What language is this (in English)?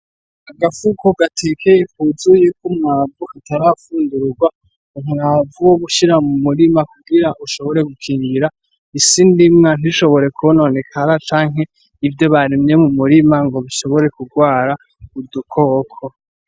Rundi